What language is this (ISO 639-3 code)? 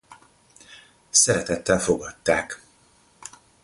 hun